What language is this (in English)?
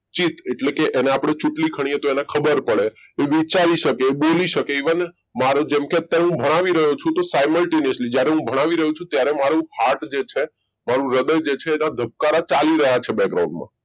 Gujarati